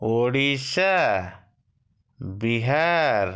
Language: Odia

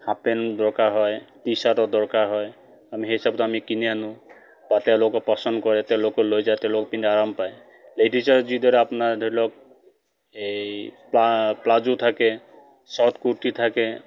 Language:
Assamese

